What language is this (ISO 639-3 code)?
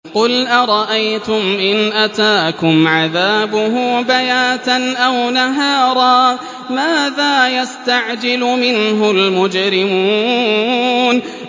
ara